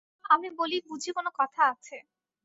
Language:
Bangla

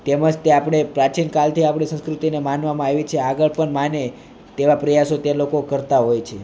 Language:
Gujarati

